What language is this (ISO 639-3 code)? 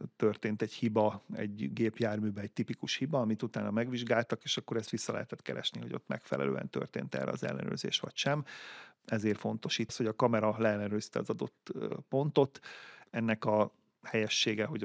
hun